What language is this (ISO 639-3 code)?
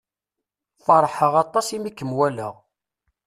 kab